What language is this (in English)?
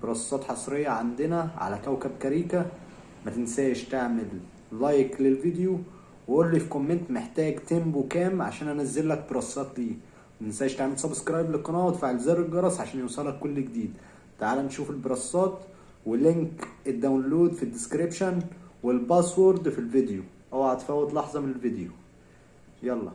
Arabic